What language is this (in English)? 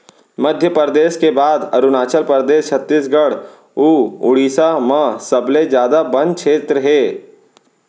Chhattisgarhi